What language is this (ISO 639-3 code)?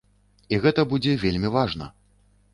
bel